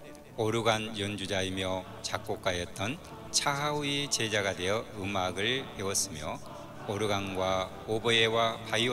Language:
Korean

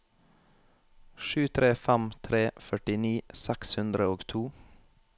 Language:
Norwegian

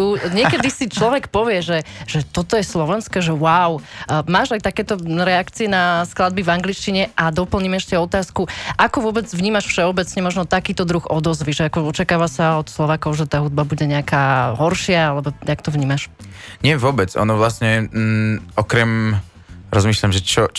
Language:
Slovak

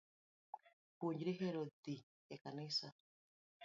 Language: Luo (Kenya and Tanzania)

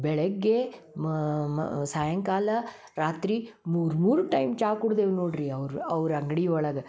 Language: Kannada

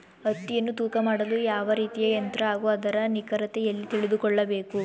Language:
Kannada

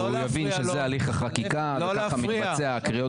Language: Hebrew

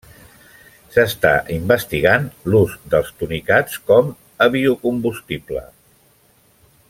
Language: Catalan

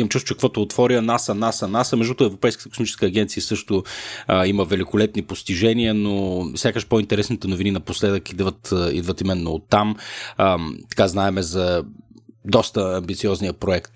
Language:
Bulgarian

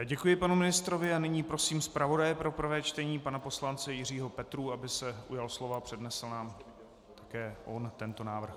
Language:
Czech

